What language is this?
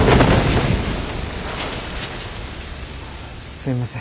Japanese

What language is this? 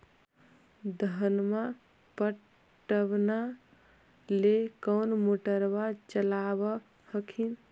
Magahi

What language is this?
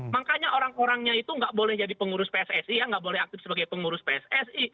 Indonesian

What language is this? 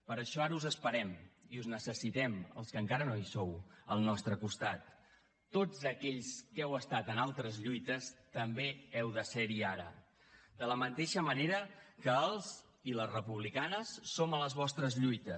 Catalan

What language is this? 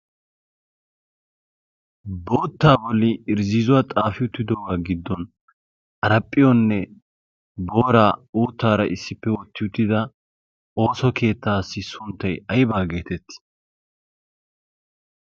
Wolaytta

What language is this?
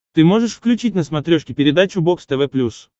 Russian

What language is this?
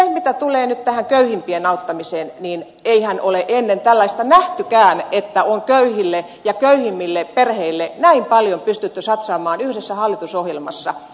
Finnish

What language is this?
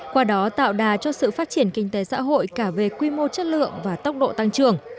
Vietnamese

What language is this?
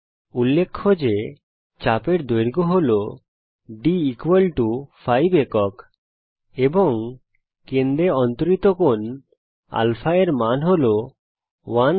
Bangla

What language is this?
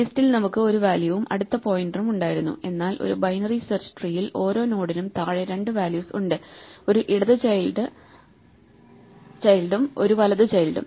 Malayalam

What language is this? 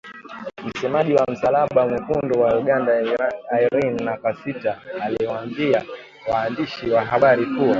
Swahili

